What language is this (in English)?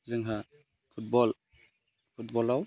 Bodo